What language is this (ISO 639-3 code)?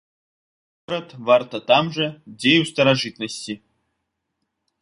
bel